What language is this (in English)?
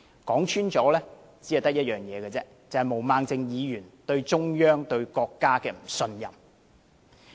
Cantonese